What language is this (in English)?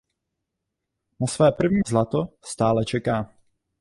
Czech